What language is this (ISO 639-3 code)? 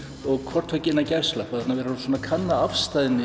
isl